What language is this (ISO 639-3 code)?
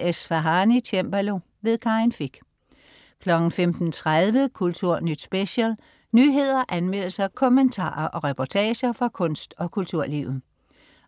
dan